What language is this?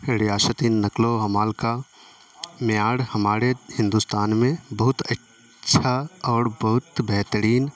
Urdu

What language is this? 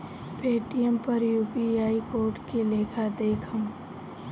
Bhojpuri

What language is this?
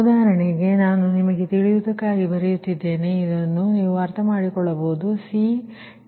Kannada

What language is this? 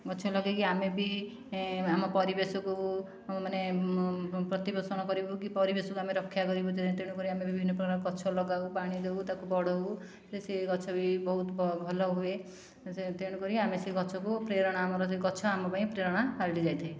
Odia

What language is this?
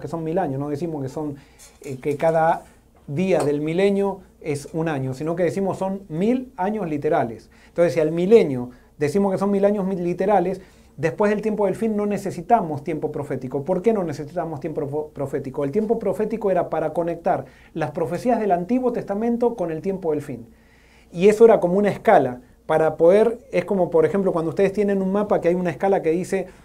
Spanish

